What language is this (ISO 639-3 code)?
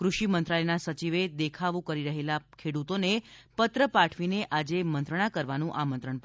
guj